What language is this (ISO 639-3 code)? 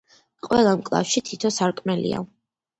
kat